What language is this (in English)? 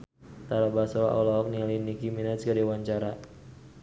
Sundanese